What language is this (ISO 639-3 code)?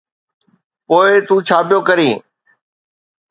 snd